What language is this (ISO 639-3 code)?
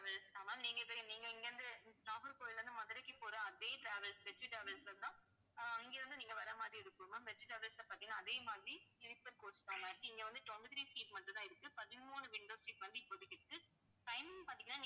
tam